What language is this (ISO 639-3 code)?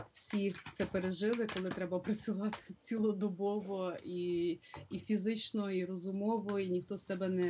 ukr